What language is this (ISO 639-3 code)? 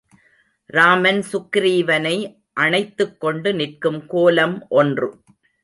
tam